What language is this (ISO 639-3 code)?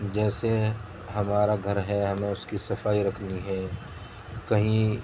urd